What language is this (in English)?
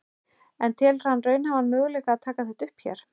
Icelandic